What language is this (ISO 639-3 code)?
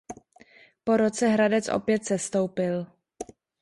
ces